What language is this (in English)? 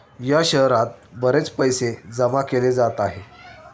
Marathi